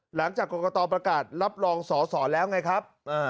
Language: Thai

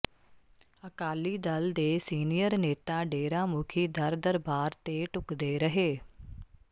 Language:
Punjabi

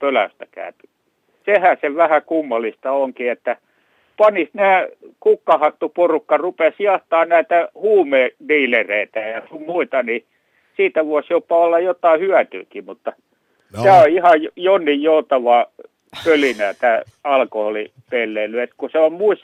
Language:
Finnish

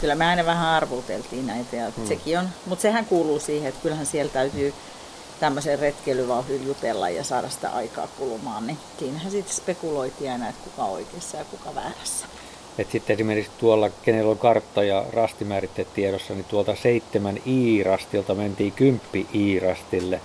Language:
Finnish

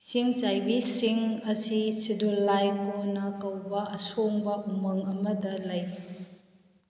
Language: Manipuri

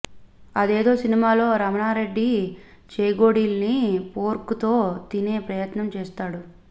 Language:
Telugu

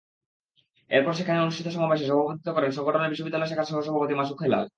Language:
Bangla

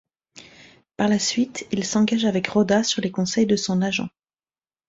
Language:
French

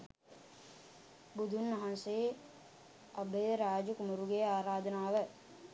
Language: Sinhala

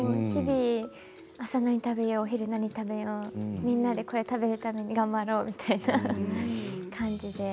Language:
Japanese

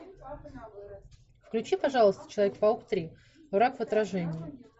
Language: Russian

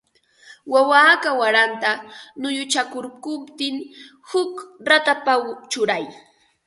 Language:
Ambo-Pasco Quechua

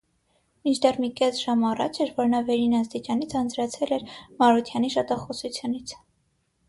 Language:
Armenian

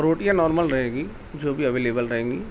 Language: Urdu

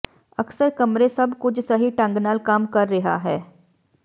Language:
Punjabi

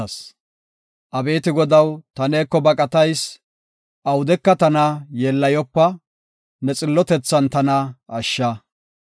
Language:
Gofa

